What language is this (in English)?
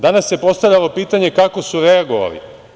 Serbian